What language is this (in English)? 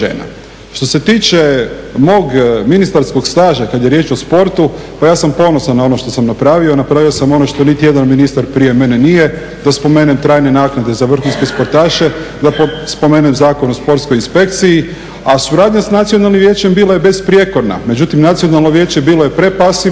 Croatian